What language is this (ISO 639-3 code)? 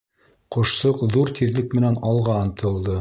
bak